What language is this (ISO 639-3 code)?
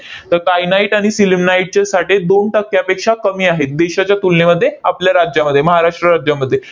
mar